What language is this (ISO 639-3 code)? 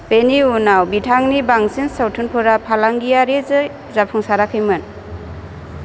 brx